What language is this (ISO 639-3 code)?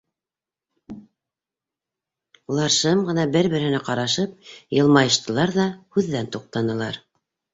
bak